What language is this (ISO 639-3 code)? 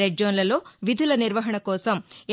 tel